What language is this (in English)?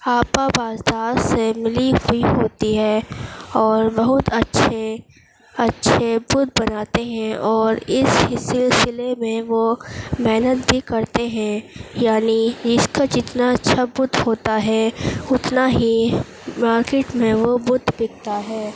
Urdu